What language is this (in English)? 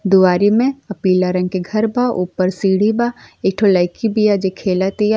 Bhojpuri